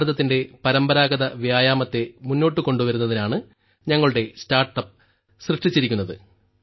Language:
Malayalam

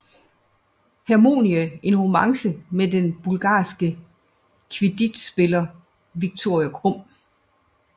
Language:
Danish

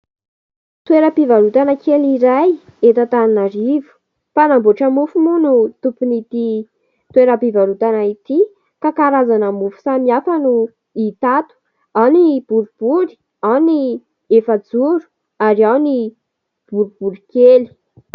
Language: Malagasy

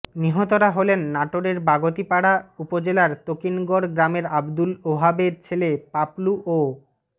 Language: Bangla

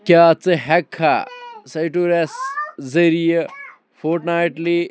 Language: Kashmiri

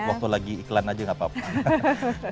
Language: Indonesian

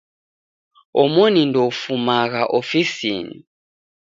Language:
Taita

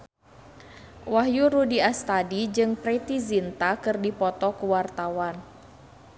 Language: Sundanese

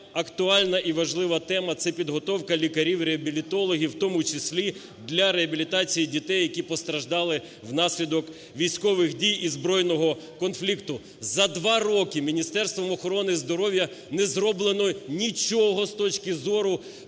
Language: Ukrainian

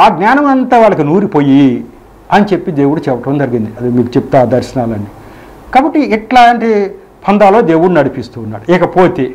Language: Telugu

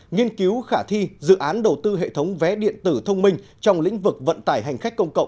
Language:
Vietnamese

